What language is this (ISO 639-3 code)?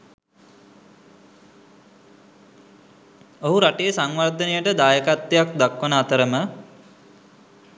sin